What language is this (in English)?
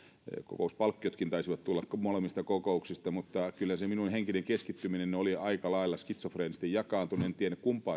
Finnish